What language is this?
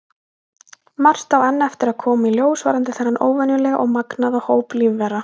Icelandic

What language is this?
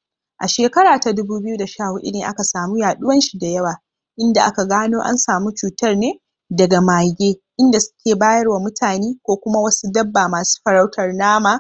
Hausa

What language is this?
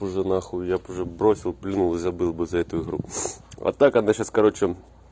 Russian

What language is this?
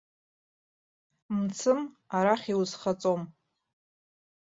Abkhazian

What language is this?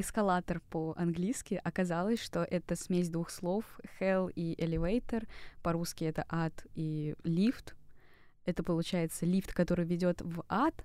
Russian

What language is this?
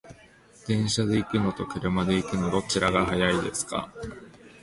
Japanese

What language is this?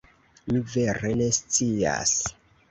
Esperanto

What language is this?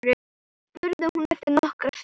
Icelandic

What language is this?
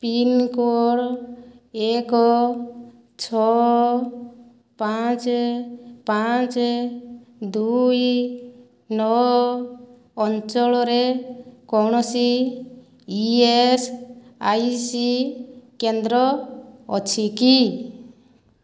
Odia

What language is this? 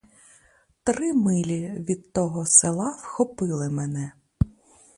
Ukrainian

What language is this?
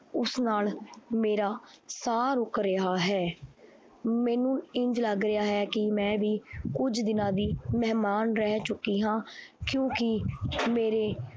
Punjabi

